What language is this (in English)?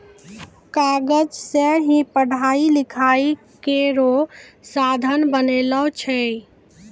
Maithili